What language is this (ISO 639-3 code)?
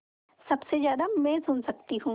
hin